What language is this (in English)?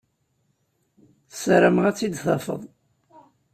Kabyle